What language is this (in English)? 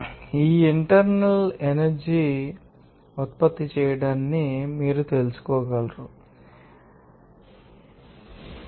Telugu